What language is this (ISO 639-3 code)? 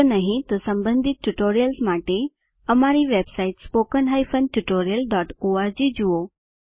guj